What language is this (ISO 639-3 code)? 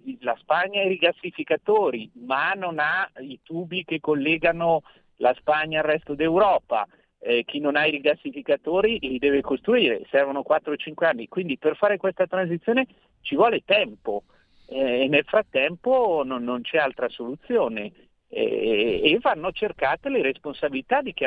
ita